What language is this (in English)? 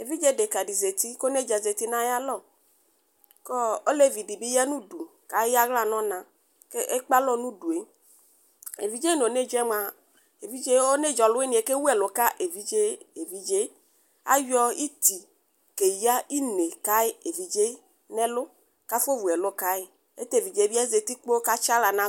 Ikposo